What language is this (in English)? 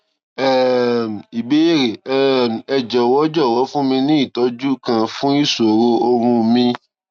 Yoruba